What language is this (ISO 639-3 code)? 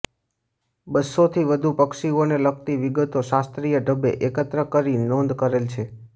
guj